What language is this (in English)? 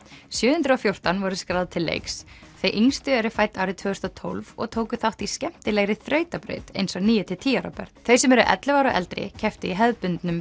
Icelandic